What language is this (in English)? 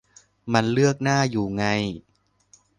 Thai